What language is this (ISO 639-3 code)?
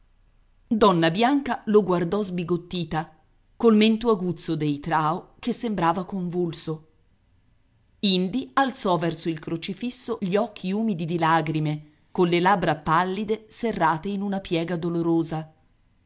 ita